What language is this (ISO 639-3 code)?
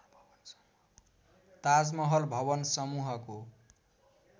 nep